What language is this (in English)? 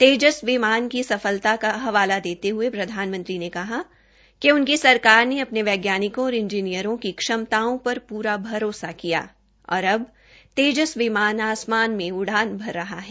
Hindi